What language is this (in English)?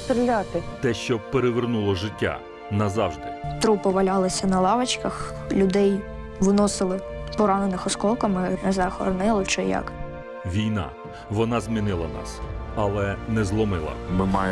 Ukrainian